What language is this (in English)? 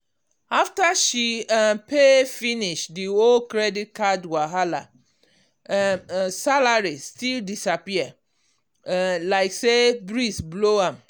Nigerian Pidgin